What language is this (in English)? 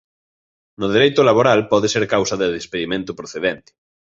Galician